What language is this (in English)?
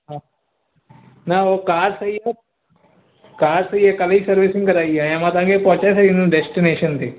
Sindhi